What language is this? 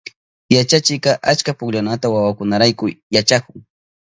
Southern Pastaza Quechua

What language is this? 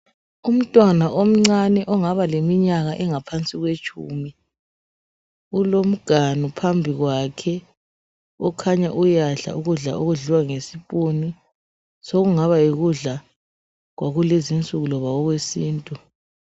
North Ndebele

